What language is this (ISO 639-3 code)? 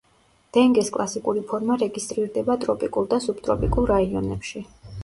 kat